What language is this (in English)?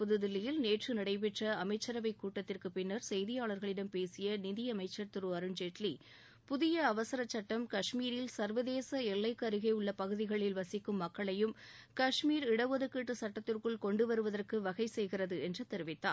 Tamil